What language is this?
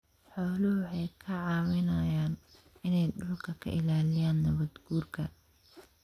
Somali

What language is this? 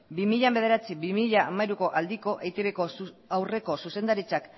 Basque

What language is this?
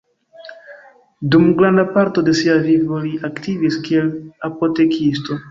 Esperanto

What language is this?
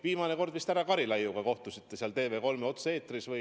Estonian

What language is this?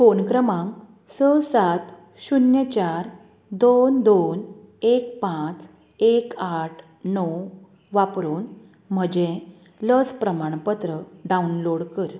Konkani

